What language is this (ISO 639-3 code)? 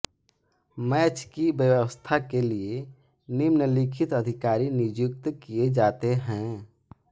hin